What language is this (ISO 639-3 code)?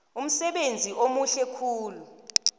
nbl